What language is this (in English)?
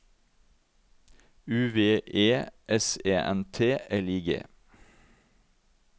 Norwegian